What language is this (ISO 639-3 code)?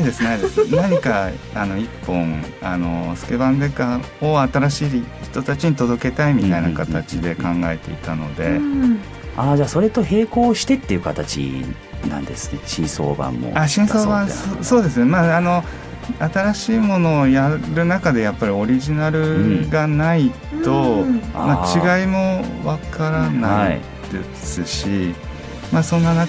jpn